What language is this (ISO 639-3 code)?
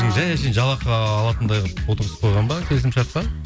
kaz